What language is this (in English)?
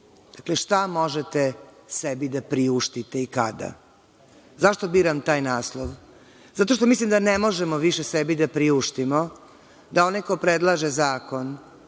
Serbian